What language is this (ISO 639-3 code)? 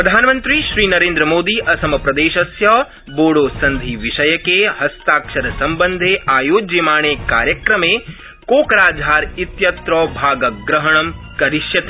san